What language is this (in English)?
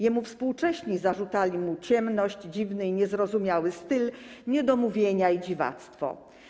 Polish